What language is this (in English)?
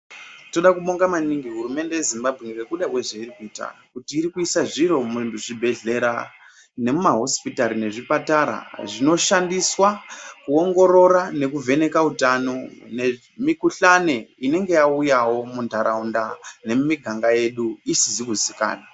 Ndau